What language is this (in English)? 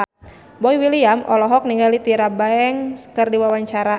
Sundanese